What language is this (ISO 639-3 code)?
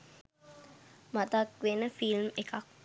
sin